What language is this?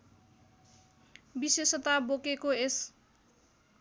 Nepali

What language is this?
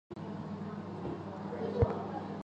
Chinese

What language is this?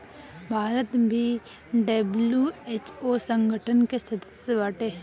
Bhojpuri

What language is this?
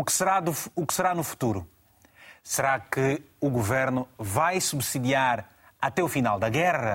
Portuguese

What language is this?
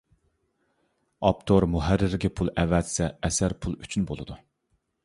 Uyghur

